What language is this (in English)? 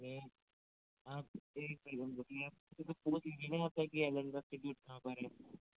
Hindi